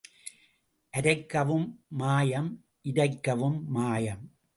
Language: Tamil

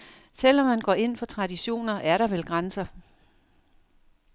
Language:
Danish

